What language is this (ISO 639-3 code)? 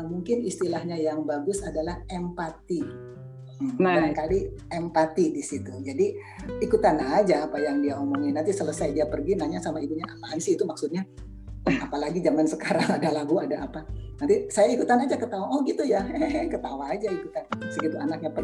ind